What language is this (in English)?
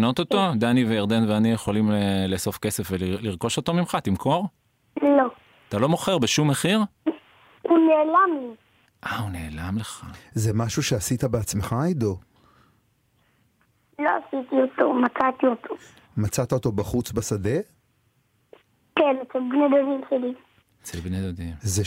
Hebrew